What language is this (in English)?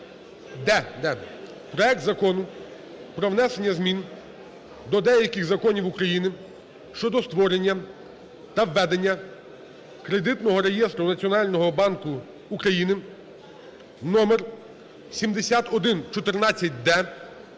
Ukrainian